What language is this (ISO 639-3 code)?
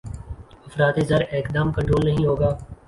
urd